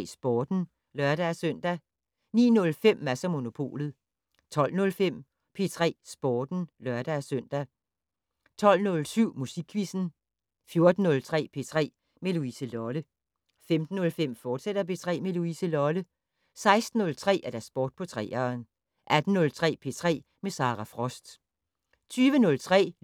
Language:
Danish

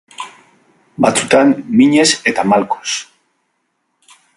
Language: Basque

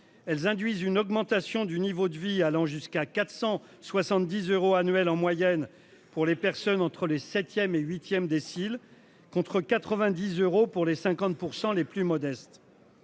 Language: French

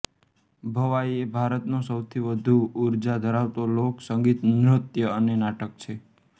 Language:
Gujarati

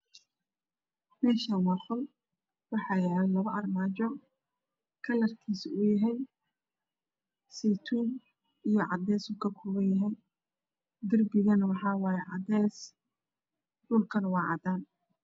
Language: Somali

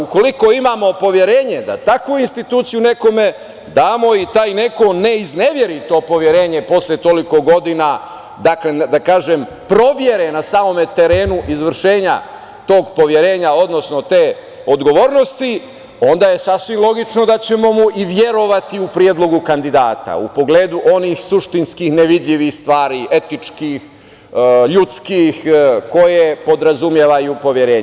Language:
Serbian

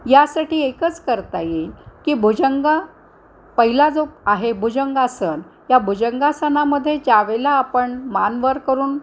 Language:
Marathi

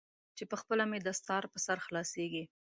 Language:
Pashto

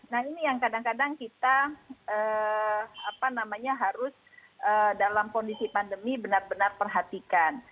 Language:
Indonesian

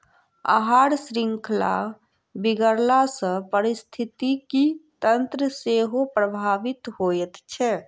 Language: Maithili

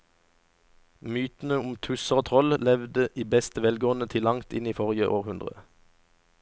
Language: Norwegian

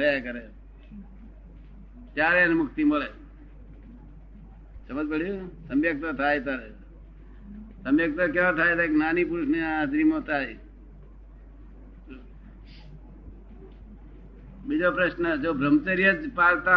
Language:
Gujarati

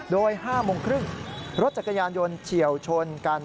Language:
Thai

